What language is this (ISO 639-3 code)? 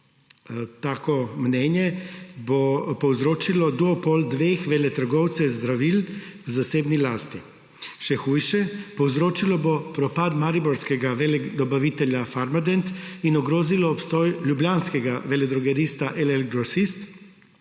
slv